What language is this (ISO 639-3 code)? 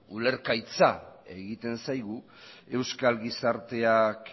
eus